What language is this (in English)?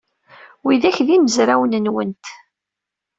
Kabyle